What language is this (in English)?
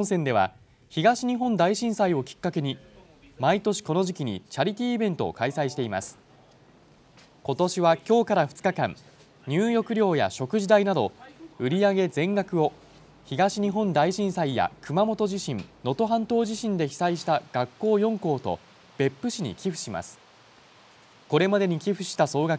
Japanese